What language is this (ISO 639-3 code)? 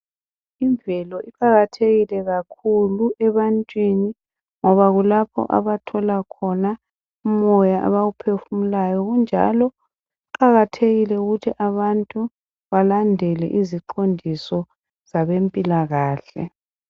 nde